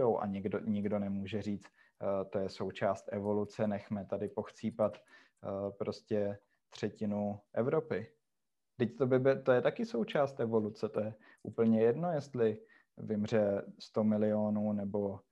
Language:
Czech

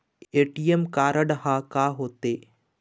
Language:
Chhattisgarhi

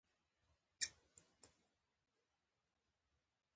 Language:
Pashto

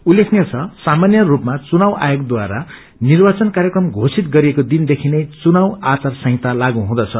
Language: Nepali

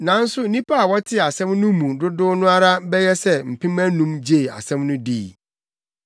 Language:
Akan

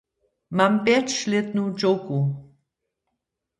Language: Upper Sorbian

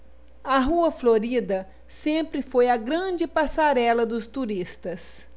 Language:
Portuguese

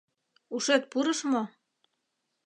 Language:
Mari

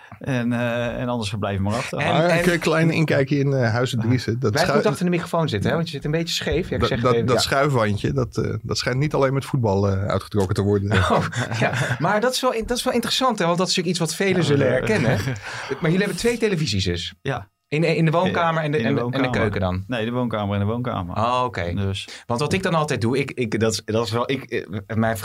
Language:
Dutch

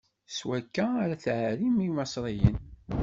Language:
Kabyle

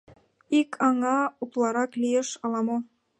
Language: Mari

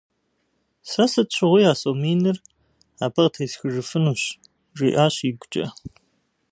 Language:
Kabardian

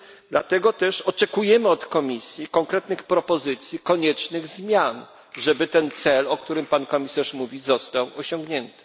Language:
Polish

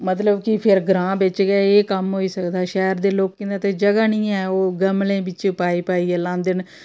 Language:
Dogri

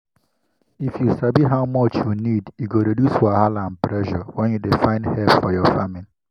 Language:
Nigerian Pidgin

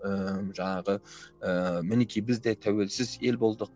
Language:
Kazakh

